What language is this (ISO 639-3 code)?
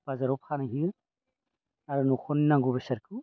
brx